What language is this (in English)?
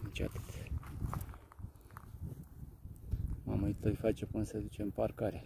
Romanian